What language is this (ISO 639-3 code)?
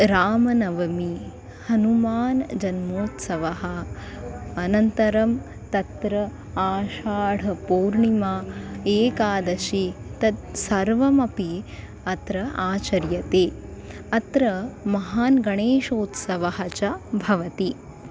san